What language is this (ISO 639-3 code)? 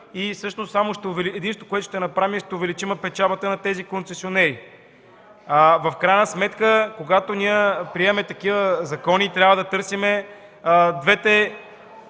bul